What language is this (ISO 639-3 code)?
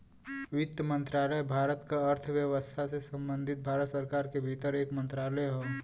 bho